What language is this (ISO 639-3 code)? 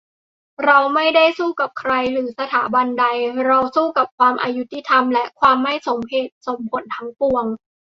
tha